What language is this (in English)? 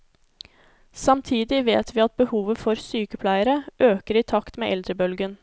Norwegian